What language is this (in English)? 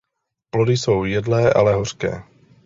Czech